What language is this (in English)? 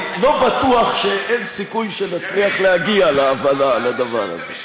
Hebrew